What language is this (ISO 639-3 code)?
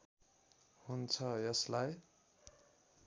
nep